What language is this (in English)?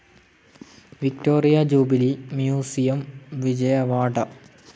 Malayalam